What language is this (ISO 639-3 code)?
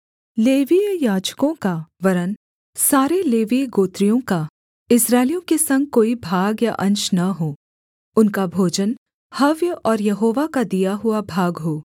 hin